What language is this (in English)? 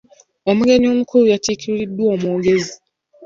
Ganda